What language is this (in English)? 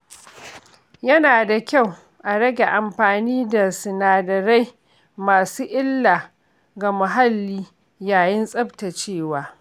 Hausa